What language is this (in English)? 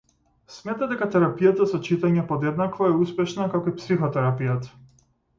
Macedonian